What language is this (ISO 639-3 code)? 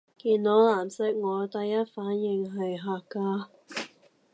yue